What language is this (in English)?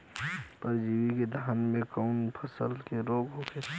Bhojpuri